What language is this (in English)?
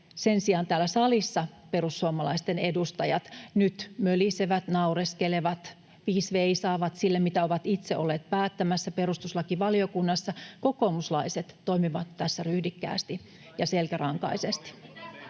Finnish